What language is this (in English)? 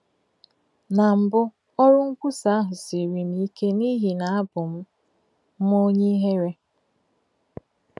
Igbo